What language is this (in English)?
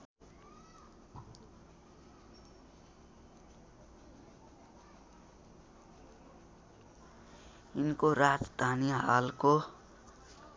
Nepali